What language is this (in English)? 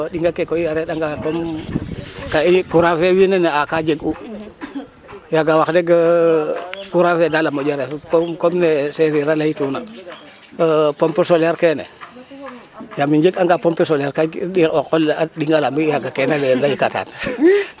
Serer